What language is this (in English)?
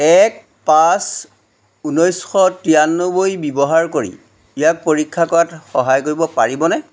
Assamese